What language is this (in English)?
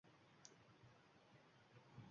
Uzbek